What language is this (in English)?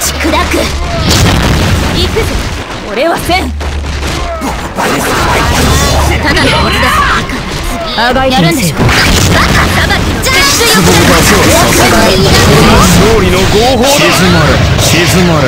Japanese